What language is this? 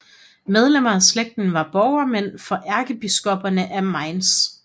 Danish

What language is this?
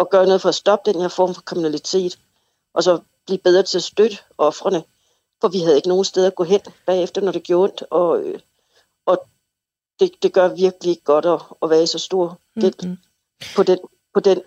Danish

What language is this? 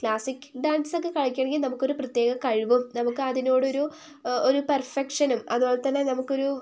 Malayalam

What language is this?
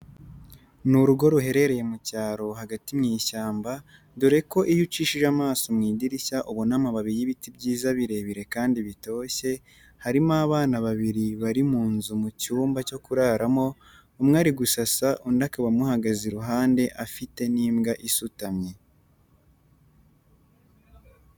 Kinyarwanda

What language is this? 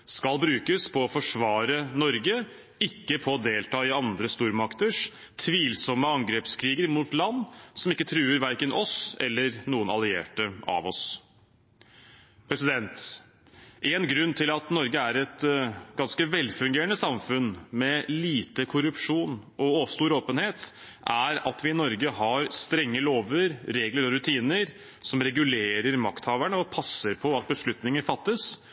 Norwegian Bokmål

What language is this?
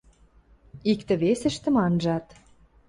Western Mari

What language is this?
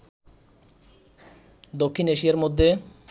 Bangla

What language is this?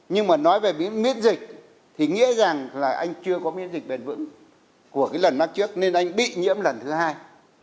Vietnamese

